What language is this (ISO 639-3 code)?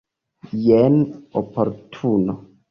epo